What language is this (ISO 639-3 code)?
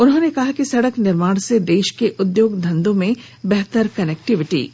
hin